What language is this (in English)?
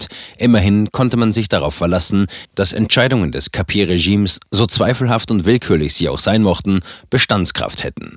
German